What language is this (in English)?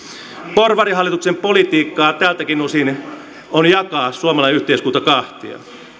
Finnish